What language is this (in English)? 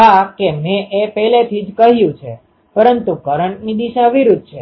Gujarati